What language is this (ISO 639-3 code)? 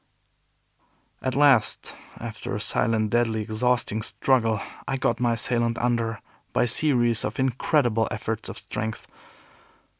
eng